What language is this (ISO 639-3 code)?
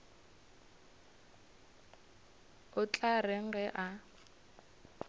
nso